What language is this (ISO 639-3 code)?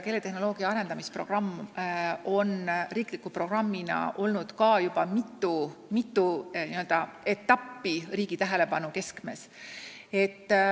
est